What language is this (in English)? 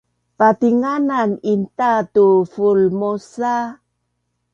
Bunun